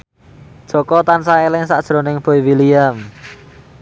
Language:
Javanese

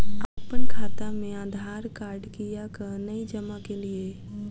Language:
Maithili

